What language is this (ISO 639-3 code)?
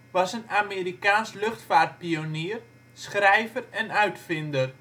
nld